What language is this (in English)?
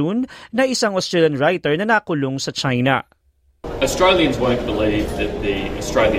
Filipino